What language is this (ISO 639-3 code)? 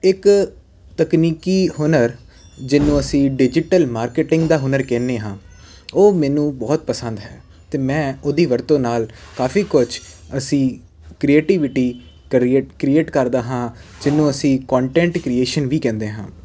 pan